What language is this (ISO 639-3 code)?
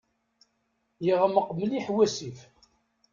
kab